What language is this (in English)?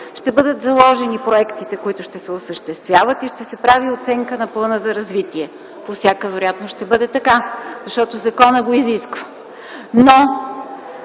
Bulgarian